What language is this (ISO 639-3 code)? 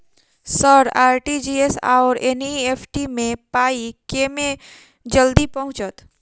mai